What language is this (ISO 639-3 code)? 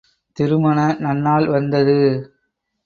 tam